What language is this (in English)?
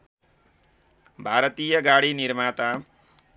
Nepali